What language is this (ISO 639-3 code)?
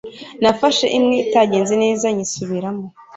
kin